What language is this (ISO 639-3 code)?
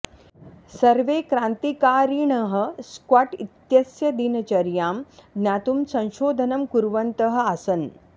san